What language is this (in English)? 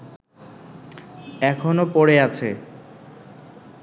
Bangla